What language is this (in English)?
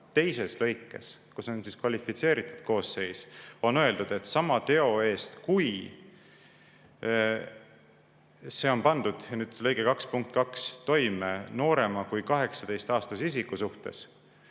Estonian